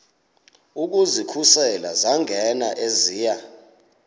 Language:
Xhosa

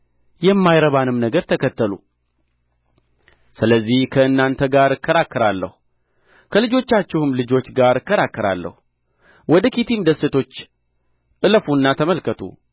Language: Amharic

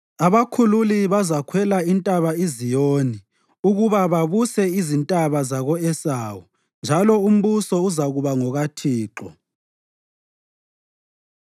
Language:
North Ndebele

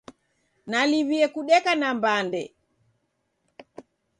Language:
Taita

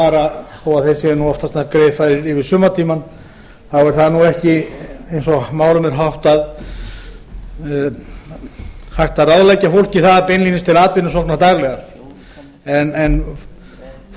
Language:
Icelandic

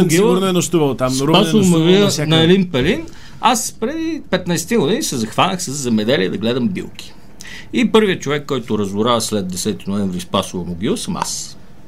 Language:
Bulgarian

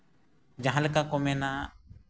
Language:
Santali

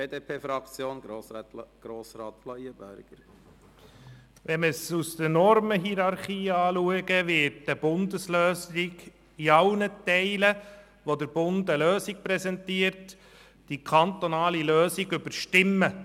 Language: Swiss German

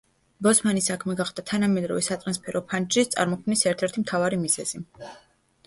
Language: Georgian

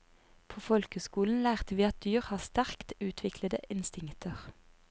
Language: Norwegian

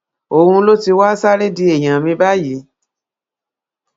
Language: Yoruba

